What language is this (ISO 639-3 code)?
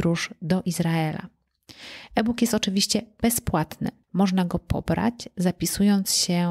pol